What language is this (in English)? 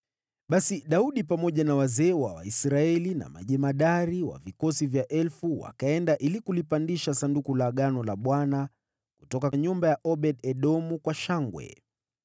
Swahili